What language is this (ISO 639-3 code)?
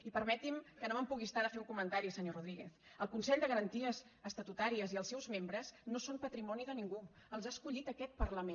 cat